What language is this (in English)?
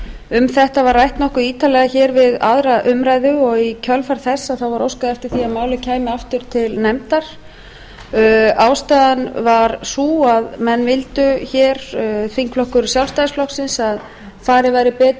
Icelandic